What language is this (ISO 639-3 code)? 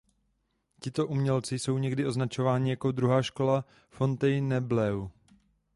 ces